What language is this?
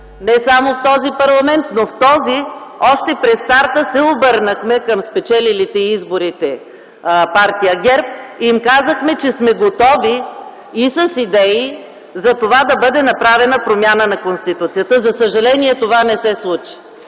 Bulgarian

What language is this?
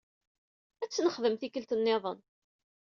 Kabyle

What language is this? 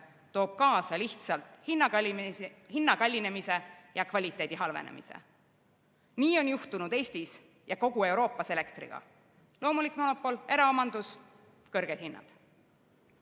Estonian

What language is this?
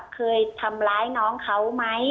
Thai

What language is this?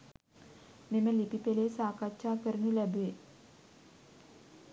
Sinhala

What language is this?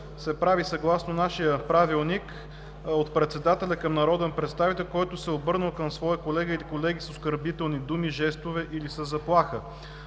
Bulgarian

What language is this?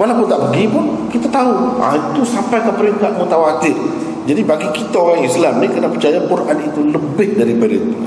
Malay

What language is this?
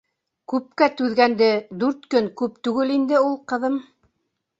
Bashkir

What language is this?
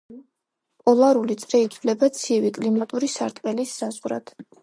Georgian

